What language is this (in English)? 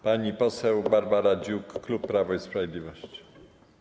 Polish